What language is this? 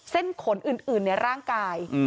Thai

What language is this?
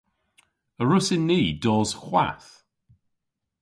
Cornish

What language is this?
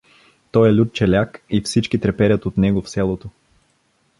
Bulgarian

